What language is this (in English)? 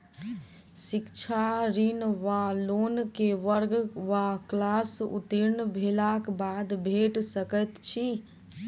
Maithili